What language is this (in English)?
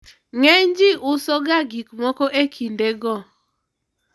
Luo (Kenya and Tanzania)